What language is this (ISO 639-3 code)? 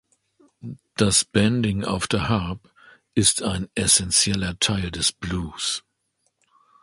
deu